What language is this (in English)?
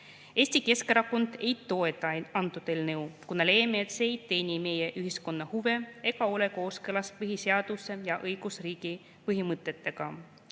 Estonian